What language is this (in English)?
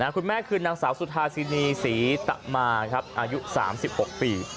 Thai